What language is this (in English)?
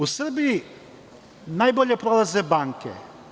Serbian